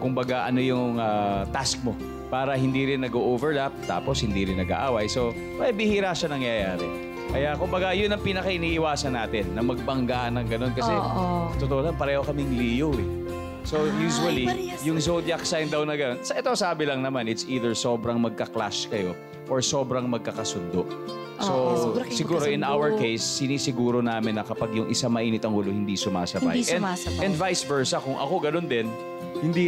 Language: Filipino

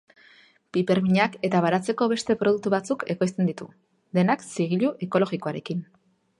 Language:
Basque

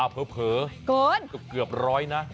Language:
Thai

